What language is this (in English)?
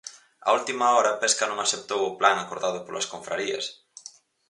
Galician